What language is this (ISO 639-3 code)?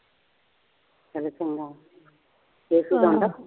pan